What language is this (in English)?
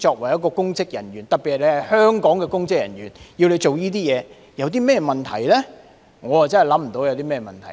Cantonese